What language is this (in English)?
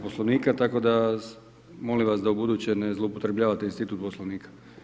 Croatian